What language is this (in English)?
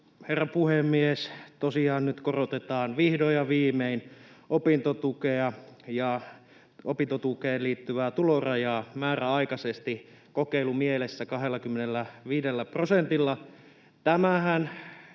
Finnish